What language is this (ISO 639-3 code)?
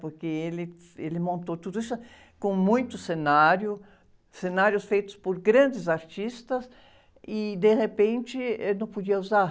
por